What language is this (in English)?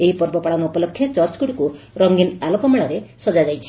Odia